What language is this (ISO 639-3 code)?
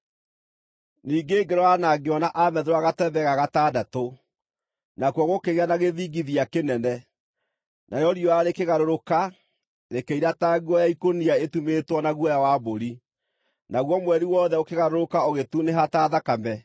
kik